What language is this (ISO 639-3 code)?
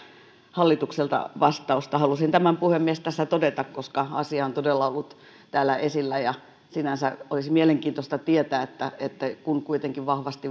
fin